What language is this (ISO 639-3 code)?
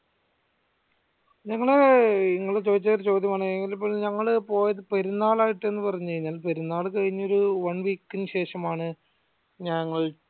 mal